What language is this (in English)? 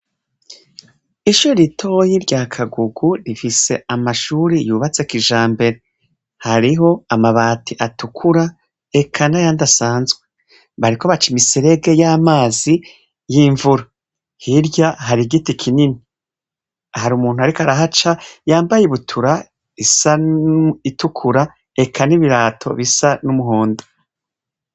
Rundi